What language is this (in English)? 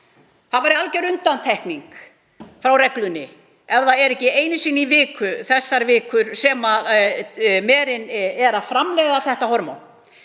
Icelandic